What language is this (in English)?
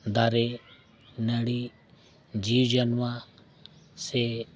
Santali